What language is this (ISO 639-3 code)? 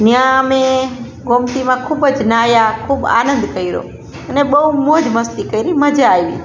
guj